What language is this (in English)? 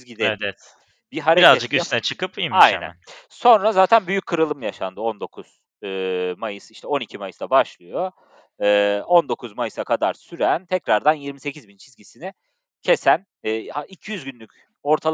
Turkish